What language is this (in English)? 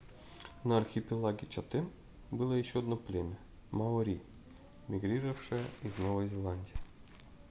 Russian